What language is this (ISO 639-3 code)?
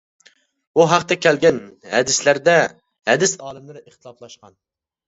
uig